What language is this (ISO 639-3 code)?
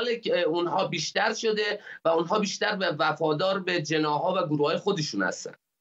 fas